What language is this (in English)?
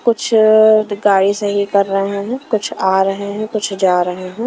Hindi